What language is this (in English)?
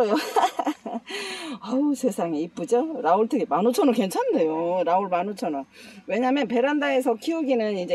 Korean